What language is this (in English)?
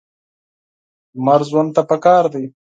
Pashto